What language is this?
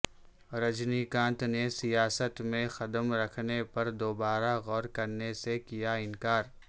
Urdu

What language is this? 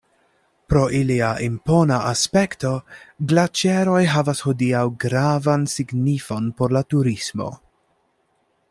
Esperanto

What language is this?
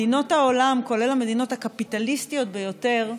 Hebrew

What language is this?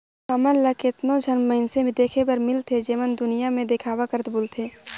Chhattisgarhi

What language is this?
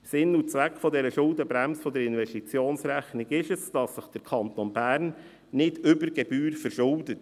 Swiss German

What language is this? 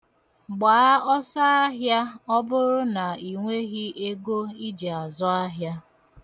Igbo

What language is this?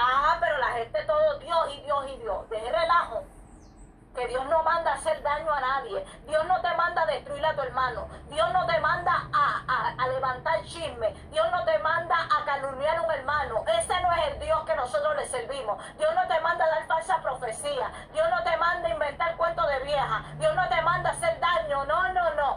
Spanish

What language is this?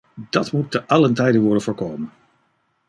Dutch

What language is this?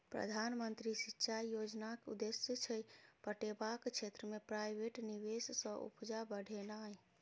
Maithili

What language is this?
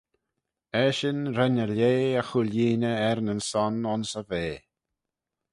Manx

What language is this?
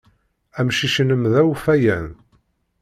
Kabyle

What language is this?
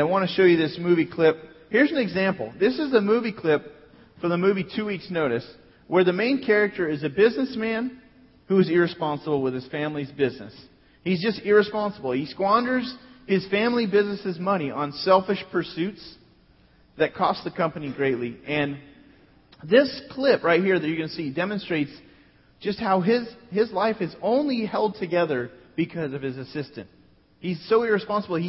English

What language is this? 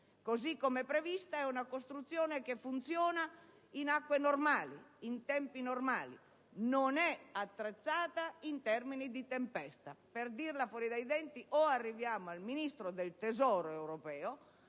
Italian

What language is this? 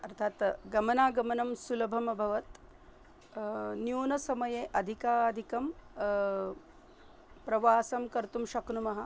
Sanskrit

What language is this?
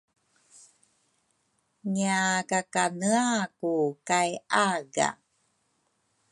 Rukai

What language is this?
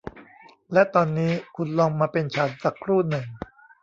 Thai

